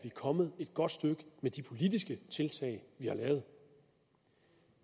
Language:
Danish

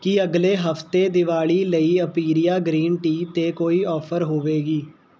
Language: Punjabi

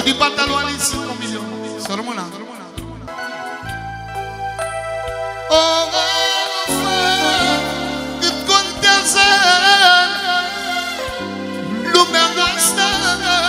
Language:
Romanian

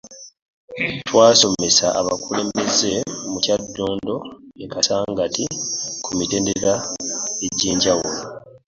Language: Ganda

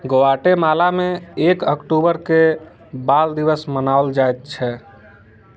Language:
Maithili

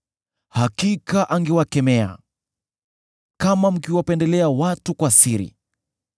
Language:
Swahili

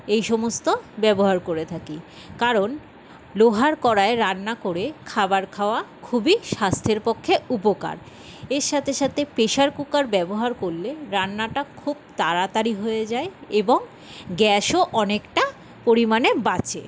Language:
Bangla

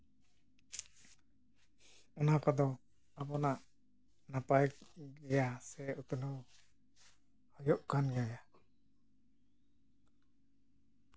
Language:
Santali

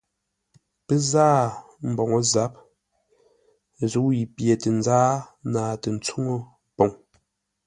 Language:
Ngombale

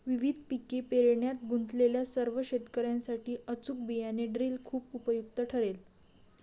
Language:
Marathi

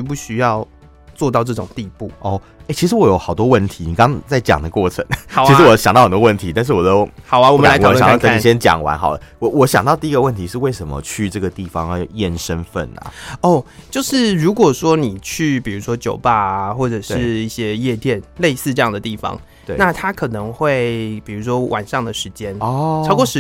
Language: Chinese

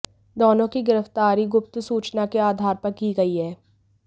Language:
Hindi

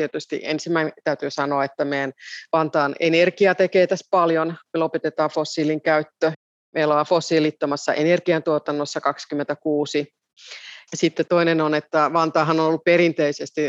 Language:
Finnish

